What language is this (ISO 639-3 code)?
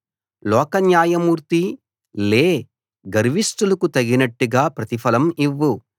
tel